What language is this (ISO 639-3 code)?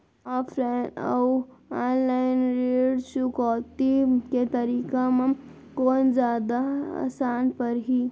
hne